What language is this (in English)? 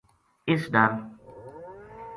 Gujari